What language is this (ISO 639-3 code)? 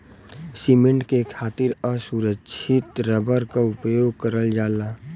bho